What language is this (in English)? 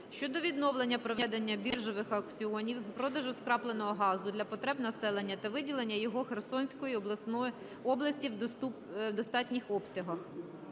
Ukrainian